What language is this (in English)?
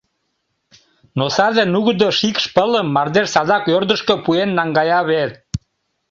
Mari